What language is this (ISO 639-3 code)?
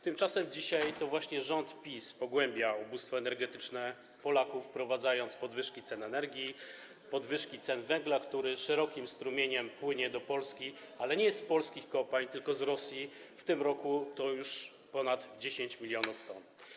pol